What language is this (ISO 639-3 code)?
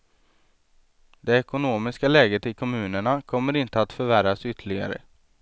swe